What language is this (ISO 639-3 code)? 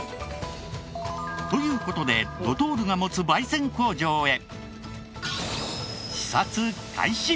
jpn